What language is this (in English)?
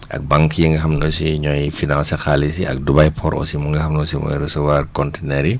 Wolof